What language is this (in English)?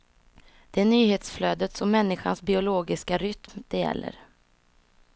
Swedish